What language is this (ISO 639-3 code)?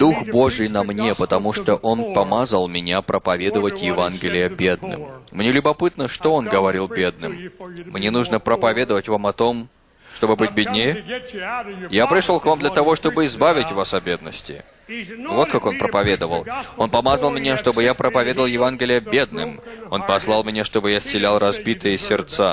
rus